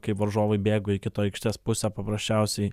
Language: Lithuanian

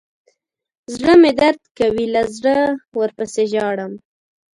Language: Pashto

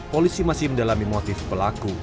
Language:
Indonesian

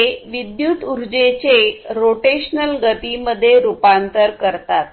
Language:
Marathi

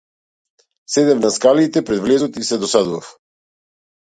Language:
Macedonian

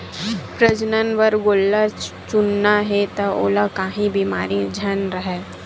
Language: Chhattisgarhi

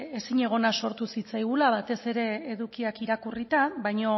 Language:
Basque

